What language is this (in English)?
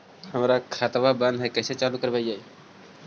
Magahi